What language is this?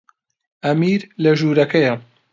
Central Kurdish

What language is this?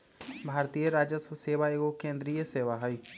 Magahi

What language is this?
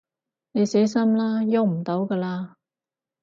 Cantonese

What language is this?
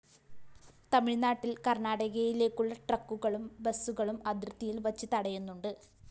Malayalam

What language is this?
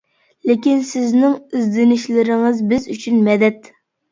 Uyghur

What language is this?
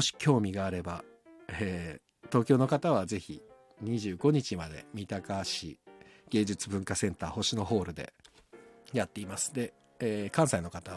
Japanese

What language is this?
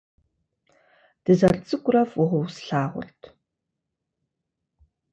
Kabardian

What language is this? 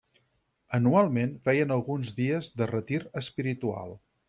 Catalan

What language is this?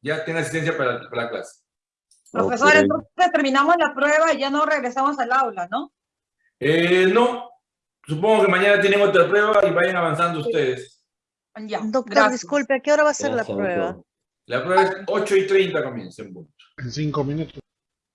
Spanish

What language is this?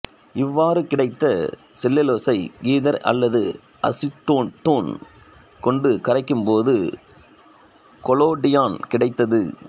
Tamil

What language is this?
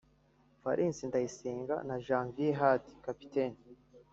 Kinyarwanda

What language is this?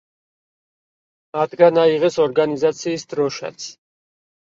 Georgian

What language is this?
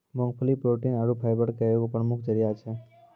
Maithili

